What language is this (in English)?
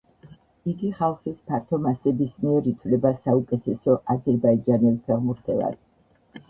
Georgian